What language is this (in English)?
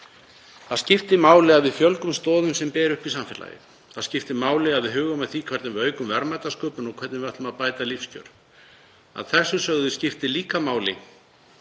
Icelandic